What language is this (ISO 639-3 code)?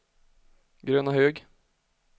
swe